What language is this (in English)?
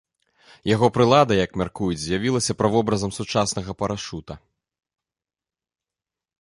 Belarusian